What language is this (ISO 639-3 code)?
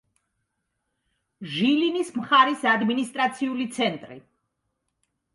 kat